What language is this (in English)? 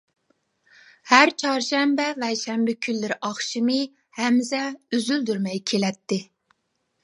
Uyghur